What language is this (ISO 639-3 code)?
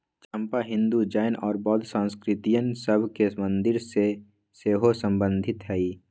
mag